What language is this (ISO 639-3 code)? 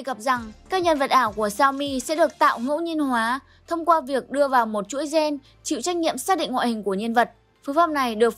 vie